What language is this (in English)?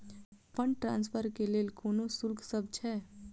Maithili